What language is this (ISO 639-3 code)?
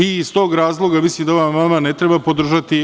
srp